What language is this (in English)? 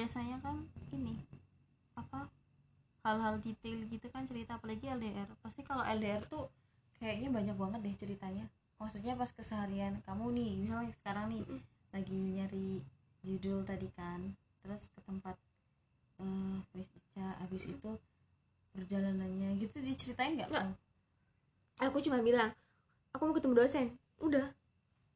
Indonesian